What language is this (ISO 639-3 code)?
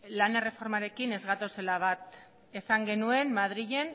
eus